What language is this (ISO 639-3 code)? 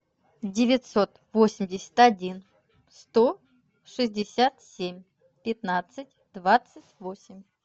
rus